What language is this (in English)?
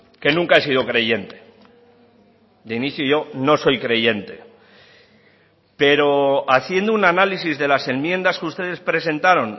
Spanish